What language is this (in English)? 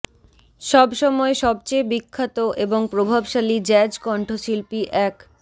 Bangla